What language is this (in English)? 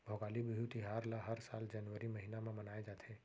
Chhattisgarhi